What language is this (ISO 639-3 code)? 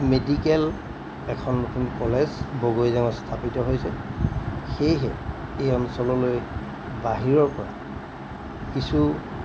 asm